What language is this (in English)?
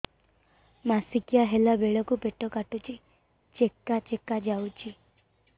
Odia